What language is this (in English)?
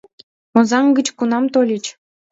Mari